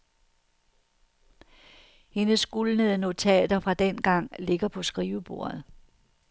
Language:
Danish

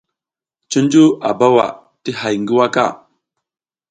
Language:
South Giziga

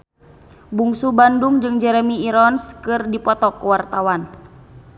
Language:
Sundanese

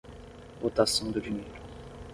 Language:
Portuguese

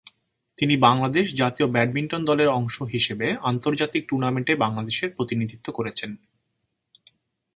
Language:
Bangla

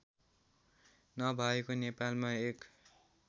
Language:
Nepali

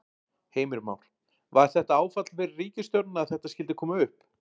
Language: Icelandic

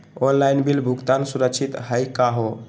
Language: Magahi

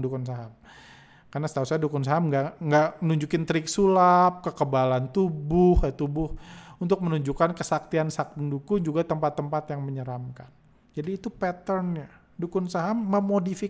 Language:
Indonesian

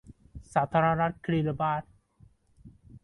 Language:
Thai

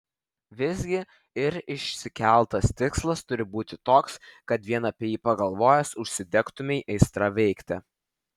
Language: Lithuanian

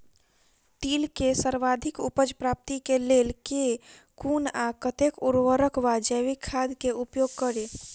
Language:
Maithili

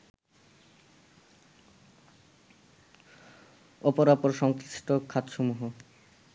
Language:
Bangla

